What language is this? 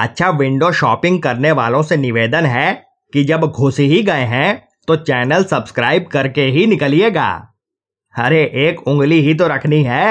Hindi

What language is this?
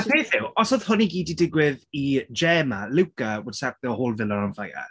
Welsh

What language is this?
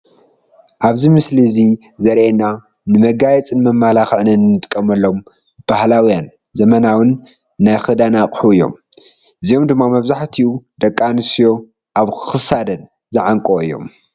Tigrinya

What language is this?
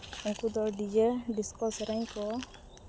Santali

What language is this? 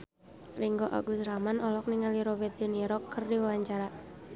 Sundanese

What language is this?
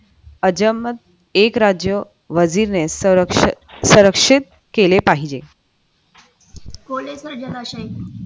Marathi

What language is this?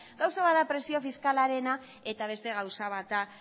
Basque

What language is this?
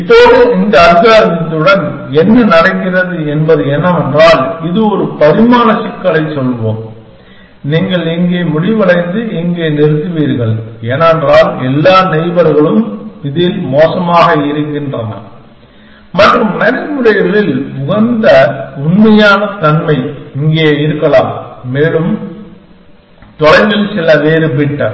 Tamil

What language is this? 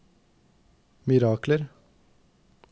Norwegian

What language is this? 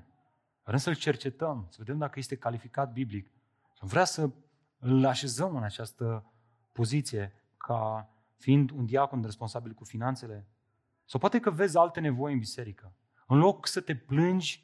Romanian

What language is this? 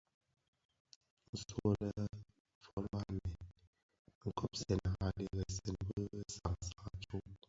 Bafia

